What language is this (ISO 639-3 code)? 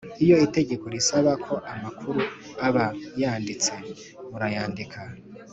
kin